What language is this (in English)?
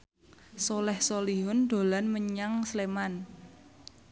Javanese